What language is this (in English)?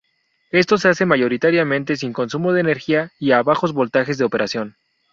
Spanish